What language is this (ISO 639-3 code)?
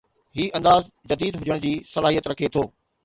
snd